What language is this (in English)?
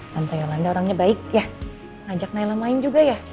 Indonesian